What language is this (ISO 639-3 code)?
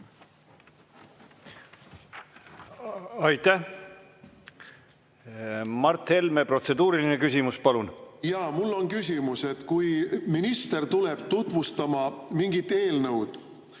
est